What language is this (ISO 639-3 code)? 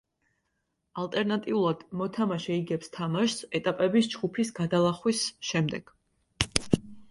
kat